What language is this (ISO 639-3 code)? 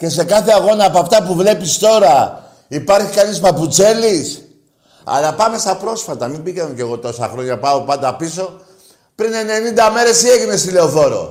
ell